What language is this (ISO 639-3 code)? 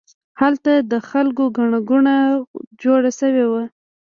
pus